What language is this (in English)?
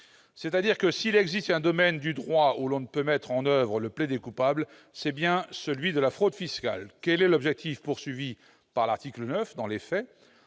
French